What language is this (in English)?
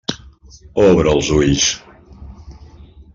Catalan